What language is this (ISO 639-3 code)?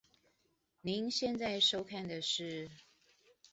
zho